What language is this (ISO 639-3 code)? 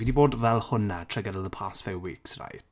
cym